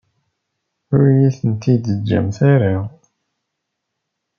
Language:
Kabyle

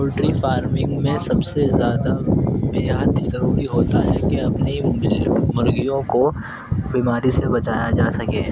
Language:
Urdu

